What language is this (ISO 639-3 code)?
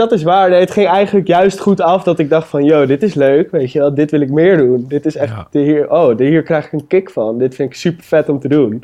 nld